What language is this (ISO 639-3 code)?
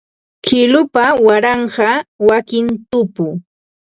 qva